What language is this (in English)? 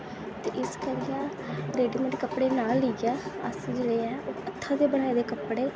Dogri